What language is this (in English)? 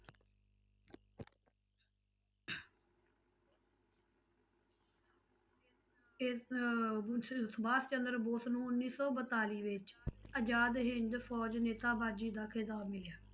Punjabi